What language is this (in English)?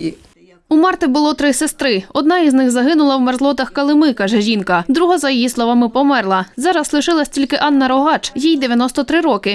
Ukrainian